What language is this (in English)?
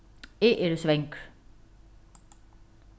Faroese